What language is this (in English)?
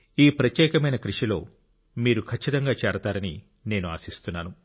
Telugu